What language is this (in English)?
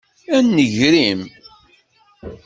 Kabyle